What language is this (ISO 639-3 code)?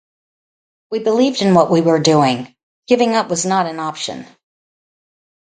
eng